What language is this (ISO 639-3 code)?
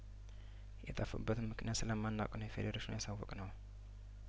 amh